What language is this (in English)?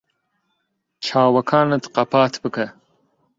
Central Kurdish